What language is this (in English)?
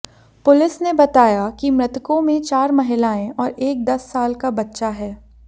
Hindi